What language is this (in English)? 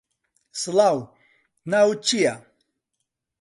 Central Kurdish